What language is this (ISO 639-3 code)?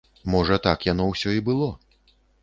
bel